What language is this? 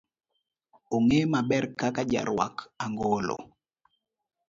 Luo (Kenya and Tanzania)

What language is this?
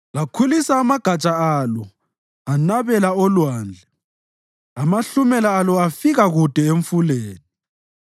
North Ndebele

